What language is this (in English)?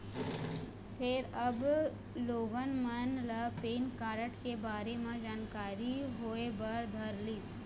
Chhattisgarhi